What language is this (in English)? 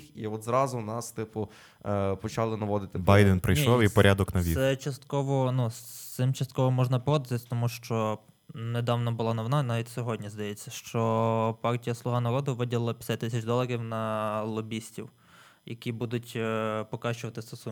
Ukrainian